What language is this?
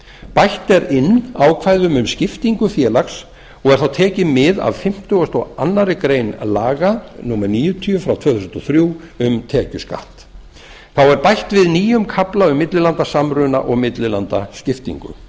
Icelandic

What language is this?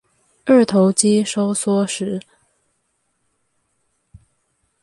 Chinese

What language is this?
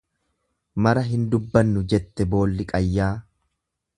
Oromo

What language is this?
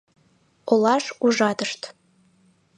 Mari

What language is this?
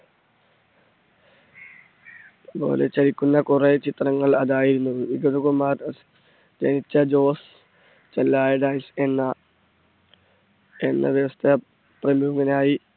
Malayalam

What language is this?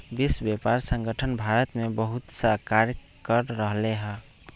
Magahi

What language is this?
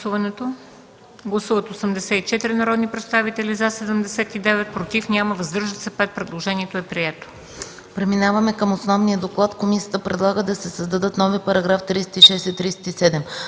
Bulgarian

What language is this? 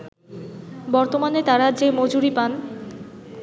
Bangla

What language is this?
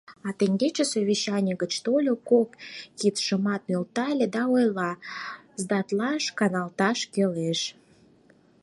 Mari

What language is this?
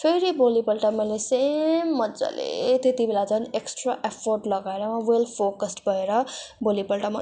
Nepali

